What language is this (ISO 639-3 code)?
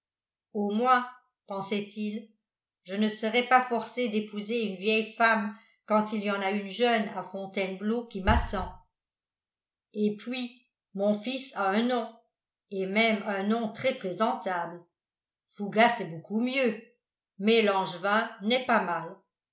fra